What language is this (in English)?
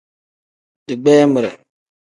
Tem